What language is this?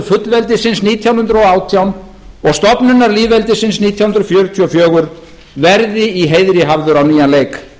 Icelandic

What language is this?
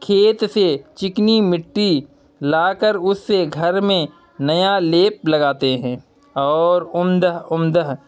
Urdu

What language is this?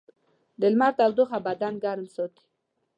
Pashto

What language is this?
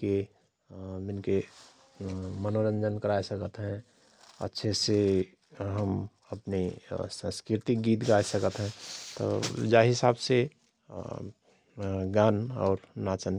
Rana Tharu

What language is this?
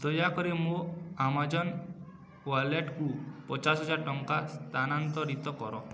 Odia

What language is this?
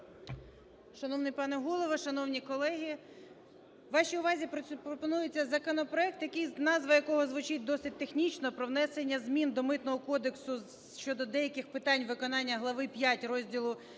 Ukrainian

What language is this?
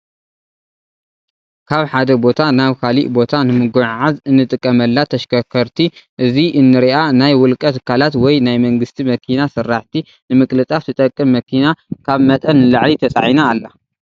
Tigrinya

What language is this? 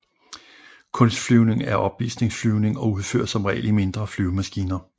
Danish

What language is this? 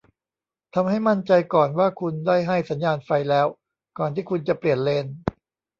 Thai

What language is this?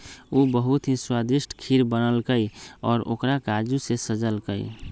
Magahi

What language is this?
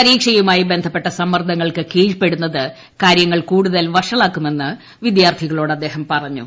Malayalam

